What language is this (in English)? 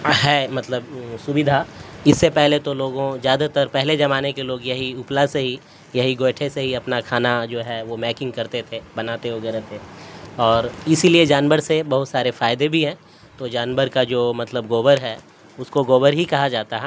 Urdu